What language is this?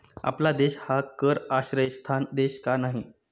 Marathi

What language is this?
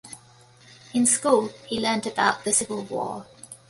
English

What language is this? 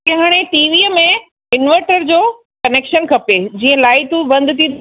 Sindhi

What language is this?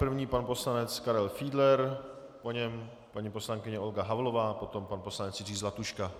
Czech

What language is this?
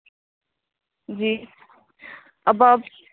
Urdu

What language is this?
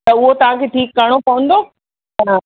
Sindhi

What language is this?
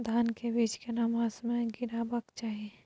Maithili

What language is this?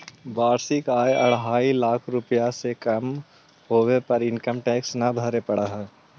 Magahi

